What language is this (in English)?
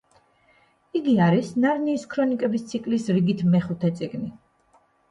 Georgian